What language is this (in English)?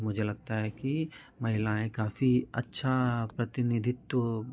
Hindi